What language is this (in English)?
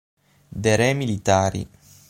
Italian